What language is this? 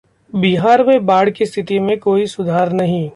Hindi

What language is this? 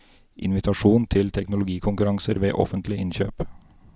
Norwegian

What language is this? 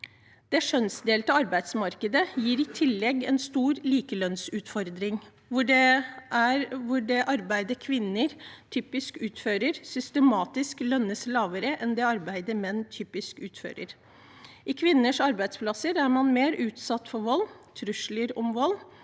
Norwegian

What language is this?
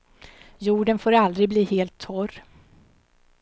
Swedish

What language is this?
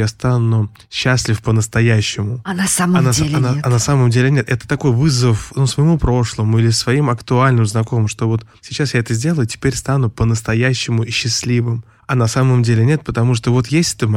Russian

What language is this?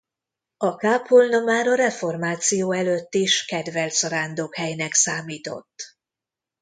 Hungarian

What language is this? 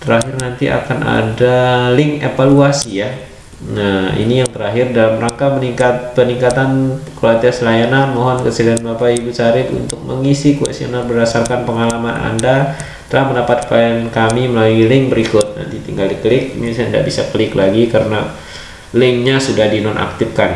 Indonesian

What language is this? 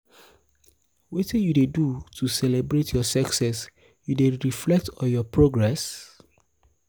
Nigerian Pidgin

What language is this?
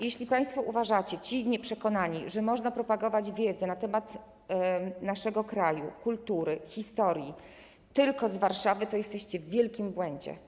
Polish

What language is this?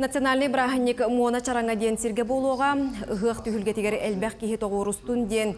Russian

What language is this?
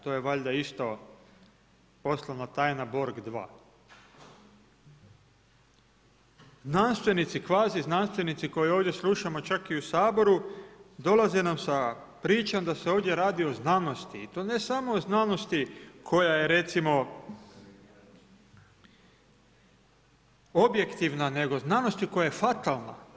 Croatian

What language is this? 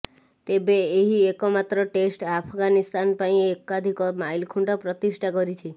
Odia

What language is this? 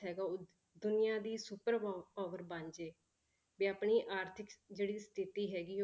Punjabi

